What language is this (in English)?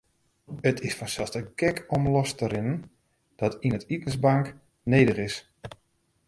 Western Frisian